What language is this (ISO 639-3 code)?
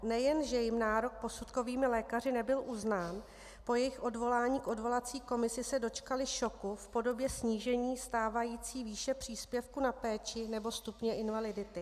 ces